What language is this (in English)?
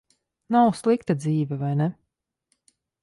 Latvian